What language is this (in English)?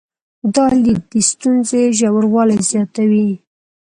Pashto